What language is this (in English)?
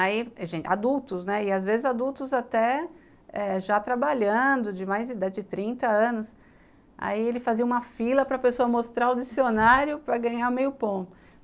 Portuguese